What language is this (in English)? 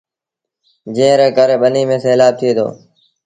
Sindhi Bhil